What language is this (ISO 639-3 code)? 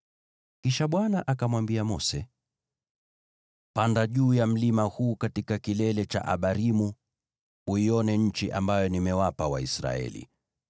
swa